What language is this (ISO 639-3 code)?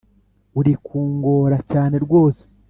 kin